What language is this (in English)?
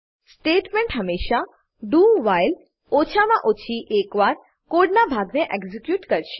Gujarati